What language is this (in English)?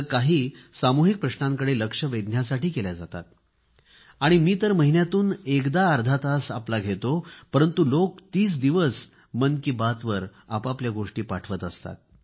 Marathi